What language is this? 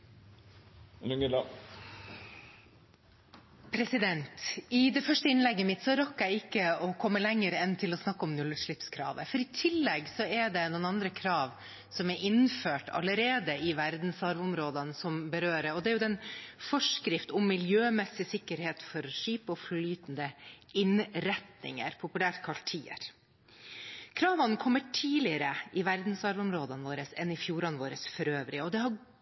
Norwegian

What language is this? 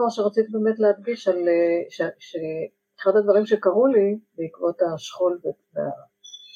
Hebrew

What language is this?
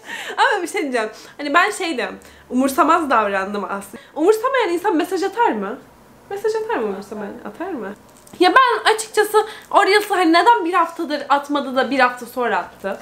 Turkish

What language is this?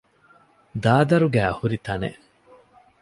Divehi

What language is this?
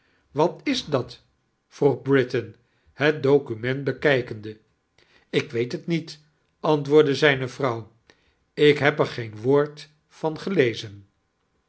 Dutch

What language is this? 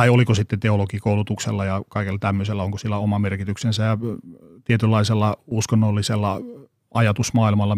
Finnish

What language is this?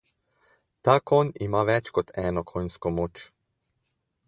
Slovenian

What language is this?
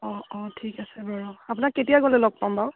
Assamese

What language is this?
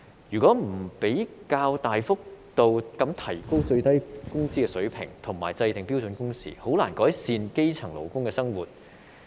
Cantonese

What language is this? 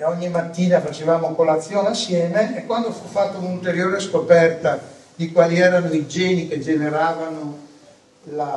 Italian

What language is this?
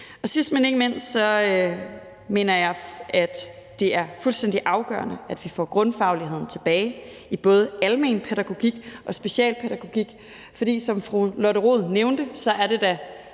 Danish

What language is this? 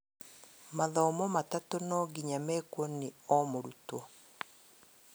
Kikuyu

